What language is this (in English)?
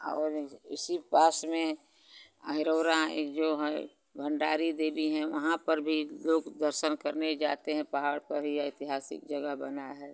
Hindi